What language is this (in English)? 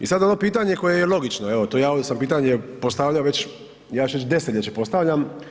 Croatian